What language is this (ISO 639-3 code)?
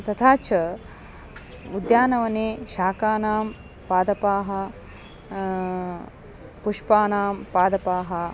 san